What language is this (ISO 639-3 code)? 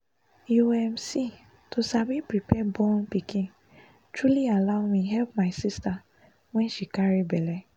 pcm